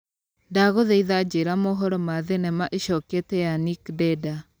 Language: Kikuyu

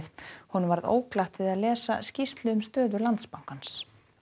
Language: Icelandic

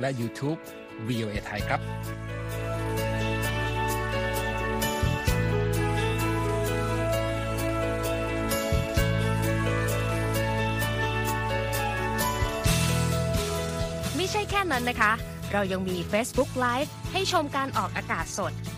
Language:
Thai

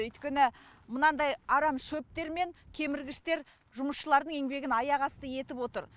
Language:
Kazakh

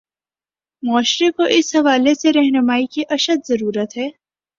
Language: Urdu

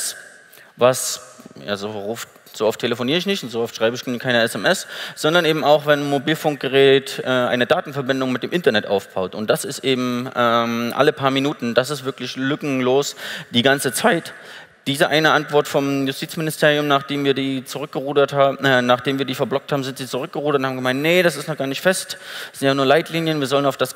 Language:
German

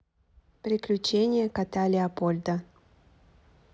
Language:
Russian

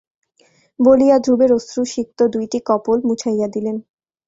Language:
Bangla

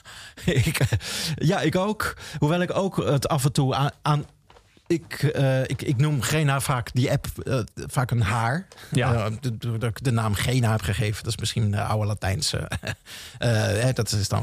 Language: Dutch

